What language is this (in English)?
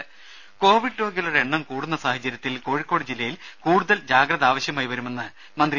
Malayalam